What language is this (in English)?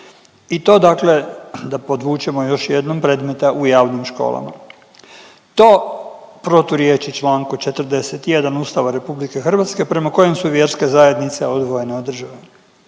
Croatian